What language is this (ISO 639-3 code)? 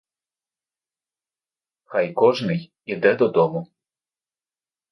ukr